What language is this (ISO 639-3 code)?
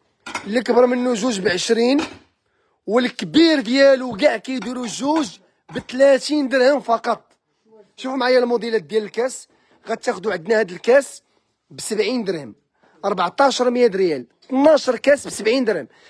ara